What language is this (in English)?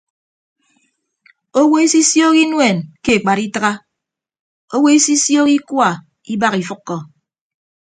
Ibibio